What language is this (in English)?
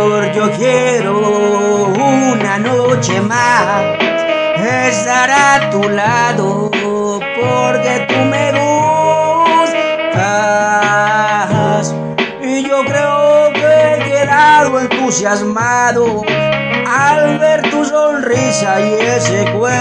Romanian